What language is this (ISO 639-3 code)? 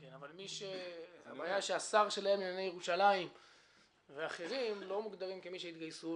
heb